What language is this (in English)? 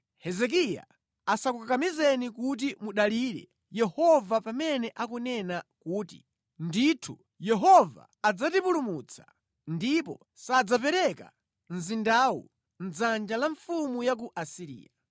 Nyanja